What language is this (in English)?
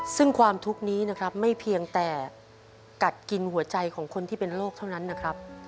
Thai